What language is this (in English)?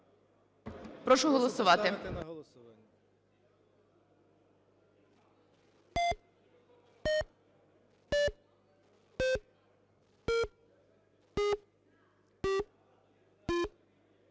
Ukrainian